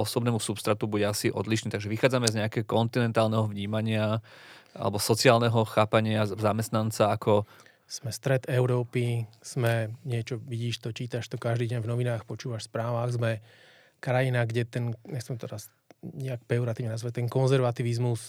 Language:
Slovak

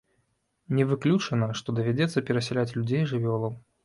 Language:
Belarusian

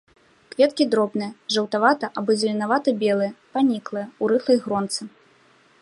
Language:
Belarusian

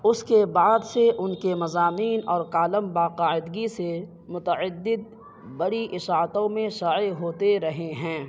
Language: Urdu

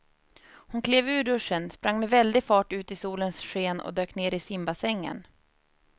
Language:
Swedish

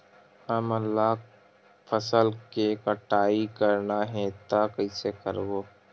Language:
Chhattisgarhi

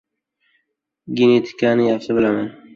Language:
Uzbek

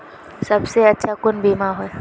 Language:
Magahi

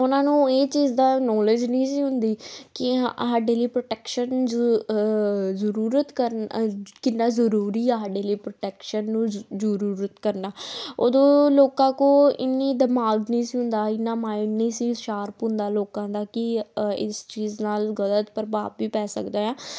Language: Punjabi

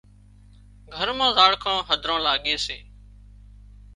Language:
Wadiyara Koli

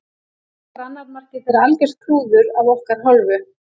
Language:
Icelandic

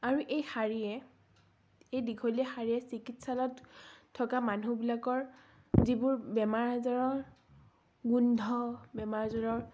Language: Assamese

